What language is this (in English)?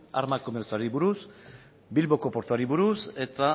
Basque